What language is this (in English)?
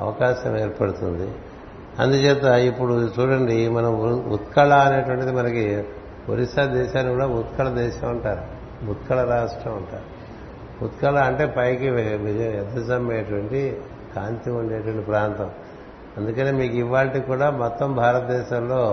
Telugu